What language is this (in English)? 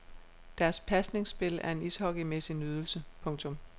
Danish